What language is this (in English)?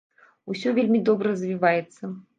Belarusian